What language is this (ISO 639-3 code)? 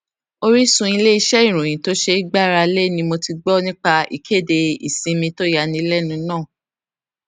yor